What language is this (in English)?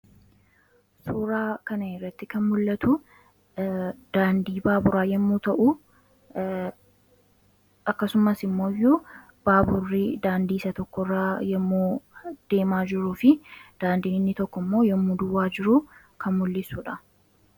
Oromo